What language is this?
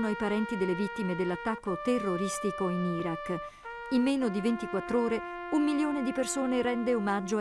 Italian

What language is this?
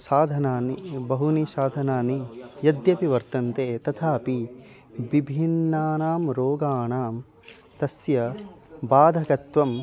Sanskrit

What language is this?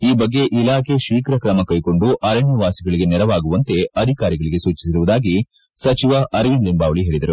Kannada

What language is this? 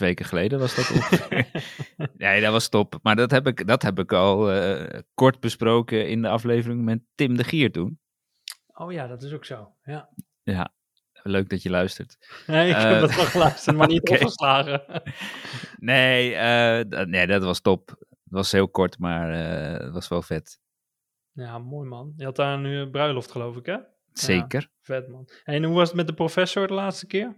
Dutch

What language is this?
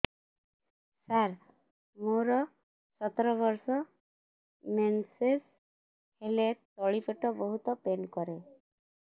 Odia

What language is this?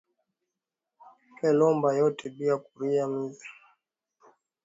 Swahili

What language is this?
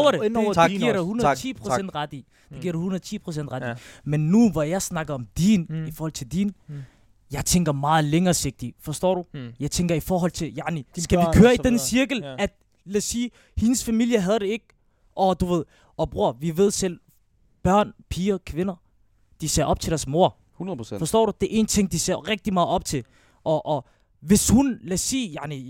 Danish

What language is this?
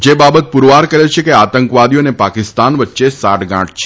Gujarati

